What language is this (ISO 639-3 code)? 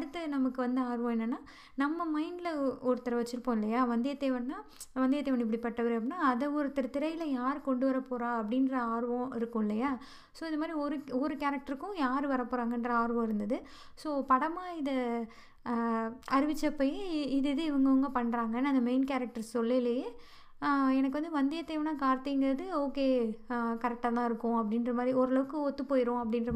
tam